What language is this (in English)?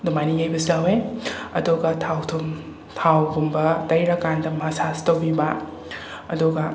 Manipuri